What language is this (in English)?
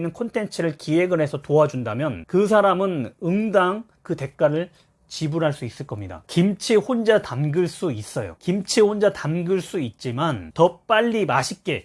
Korean